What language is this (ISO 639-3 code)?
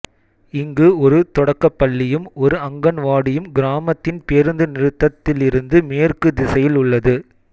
tam